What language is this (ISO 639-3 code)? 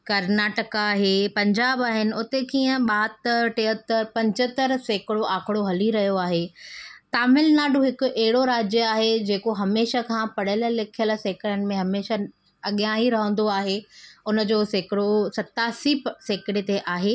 snd